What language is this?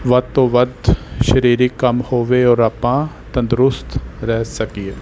Punjabi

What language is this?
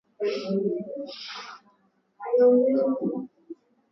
Swahili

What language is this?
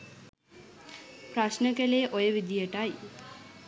Sinhala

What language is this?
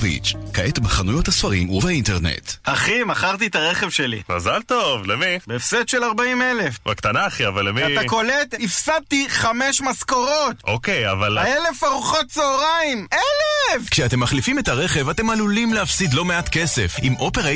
Hebrew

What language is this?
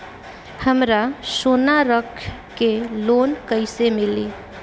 Bhojpuri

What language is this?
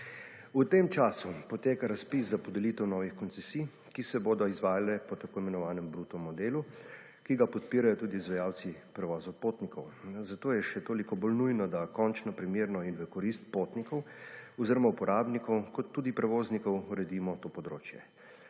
Slovenian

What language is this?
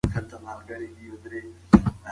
Pashto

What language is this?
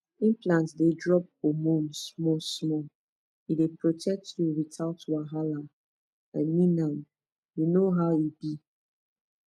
Nigerian Pidgin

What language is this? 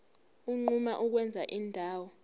Zulu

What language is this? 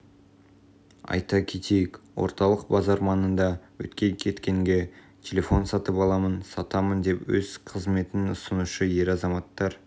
Kazakh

